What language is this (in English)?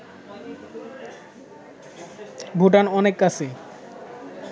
Bangla